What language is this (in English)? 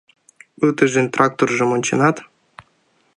Mari